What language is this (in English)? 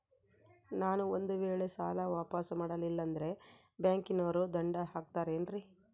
Kannada